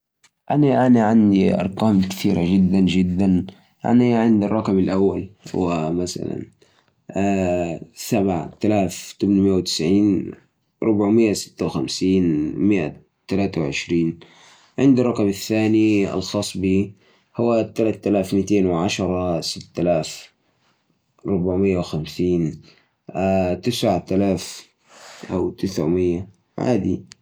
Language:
Najdi Arabic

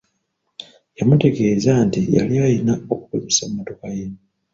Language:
Ganda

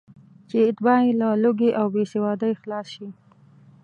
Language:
Pashto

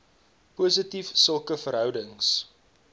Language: Afrikaans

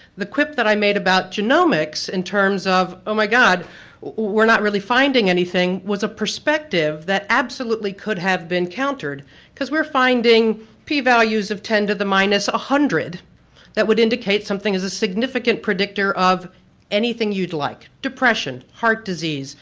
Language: English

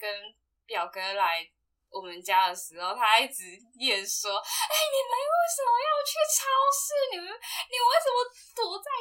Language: Chinese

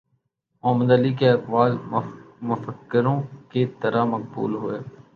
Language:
Urdu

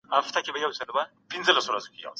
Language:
Pashto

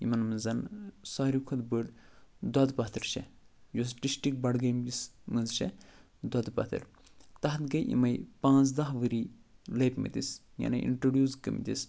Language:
Kashmiri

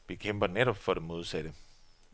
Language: Danish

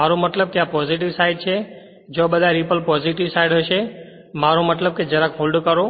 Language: Gujarati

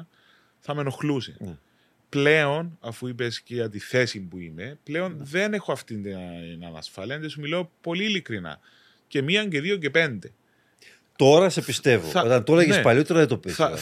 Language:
Greek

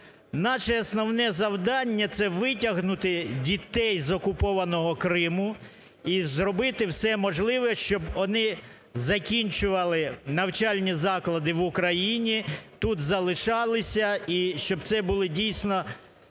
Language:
Ukrainian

